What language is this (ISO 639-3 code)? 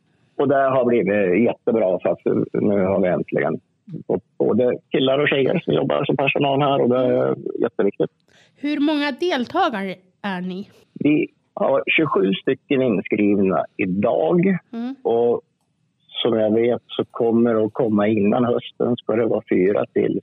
swe